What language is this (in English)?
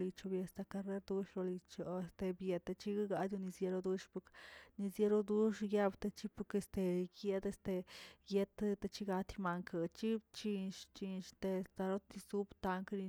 Tilquiapan Zapotec